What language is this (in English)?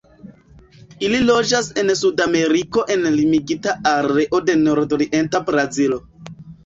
Esperanto